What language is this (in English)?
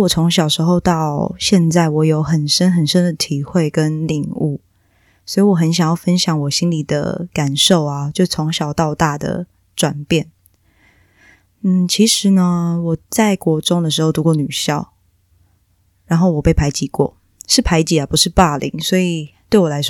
Chinese